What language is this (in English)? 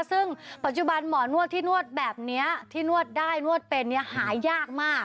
Thai